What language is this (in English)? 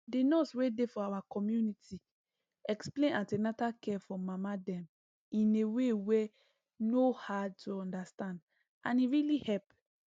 Nigerian Pidgin